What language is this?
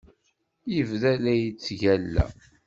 Kabyle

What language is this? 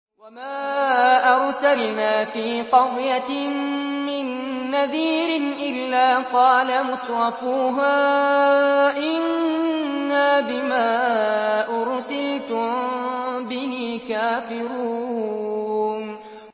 Arabic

